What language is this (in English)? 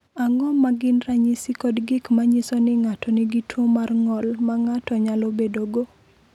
Luo (Kenya and Tanzania)